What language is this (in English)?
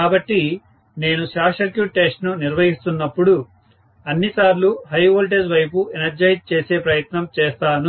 Telugu